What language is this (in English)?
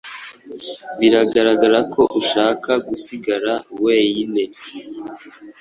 Kinyarwanda